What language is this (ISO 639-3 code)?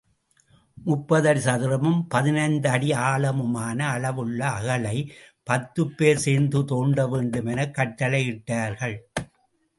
tam